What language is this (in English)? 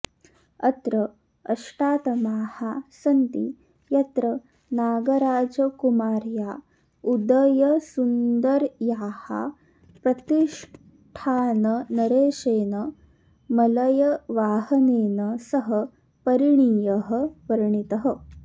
Sanskrit